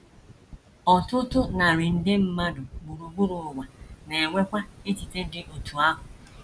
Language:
Igbo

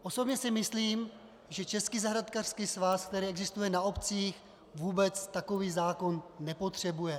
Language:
Czech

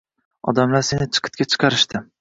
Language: Uzbek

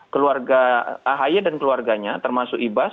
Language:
Indonesian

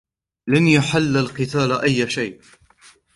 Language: Arabic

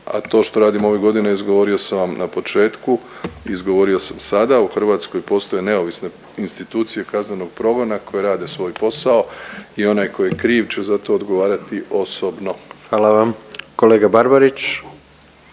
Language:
Croatian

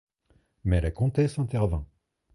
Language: French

